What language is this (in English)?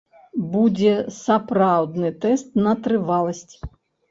Belarusian